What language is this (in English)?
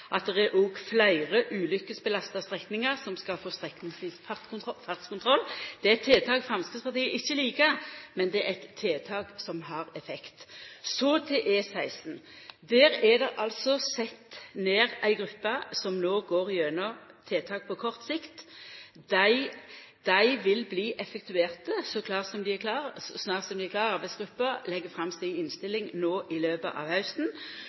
Norwegian Nynorsk